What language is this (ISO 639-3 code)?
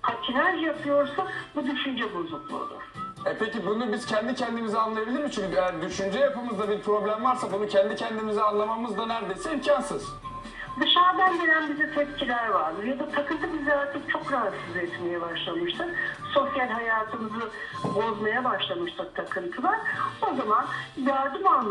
tur